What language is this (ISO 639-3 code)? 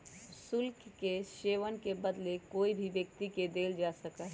mag